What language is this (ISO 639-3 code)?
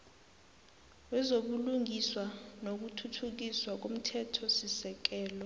nbl